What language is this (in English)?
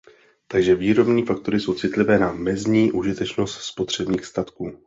Czech